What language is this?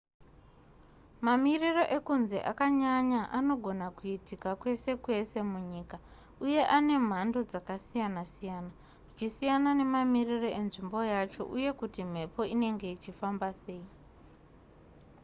Shona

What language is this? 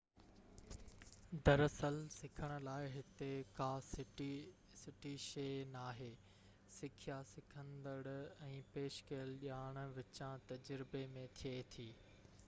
Sindhi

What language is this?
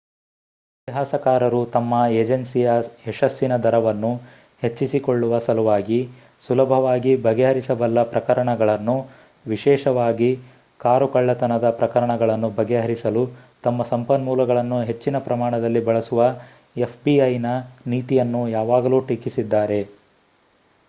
Kannada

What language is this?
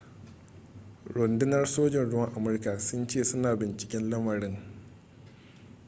Hausa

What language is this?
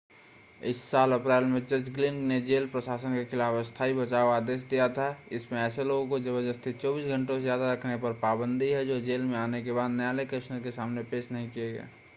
Hindi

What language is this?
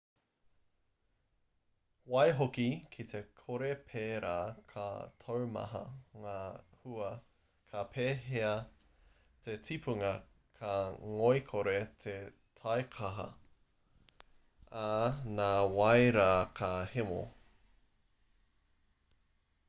Māori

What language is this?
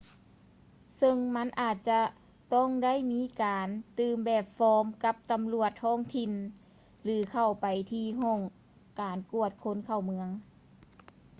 Lao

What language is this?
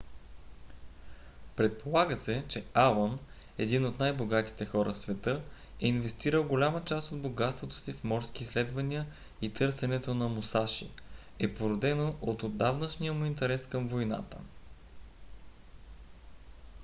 Bulgarian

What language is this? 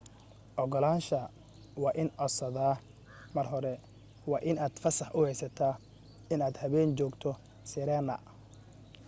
Somali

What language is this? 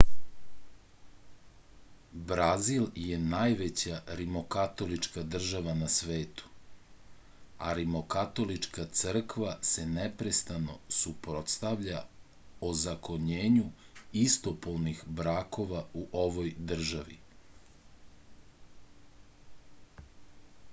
Serbian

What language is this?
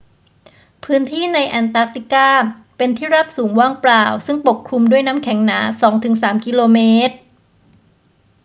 Thai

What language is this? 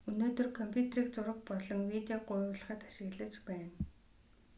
Mongolian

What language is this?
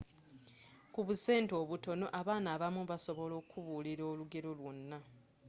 Ganda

